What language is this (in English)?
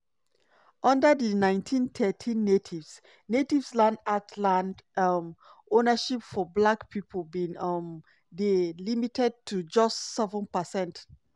Nigerian Pidgin